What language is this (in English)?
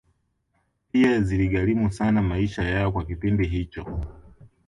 Swahili